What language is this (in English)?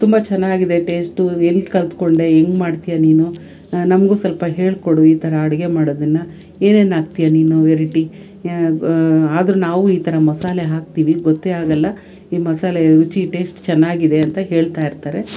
Kannada